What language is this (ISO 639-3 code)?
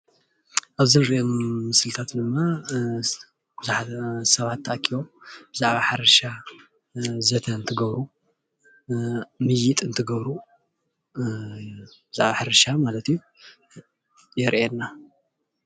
tir